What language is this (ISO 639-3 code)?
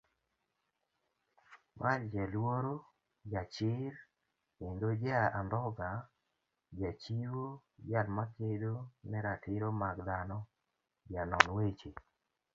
luo